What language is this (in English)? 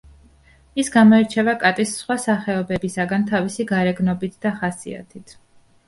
Georgian